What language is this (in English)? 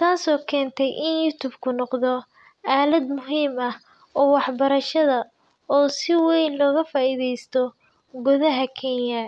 Somali